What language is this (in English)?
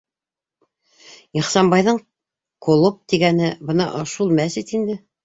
Bashkir